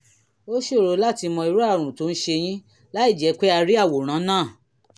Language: Yoruba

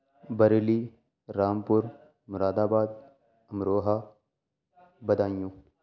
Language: Urdu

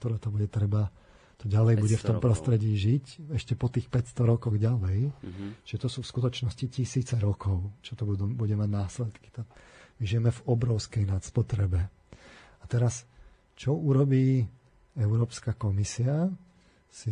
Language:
Slovak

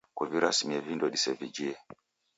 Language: Taita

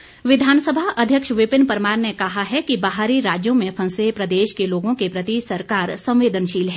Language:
Hindi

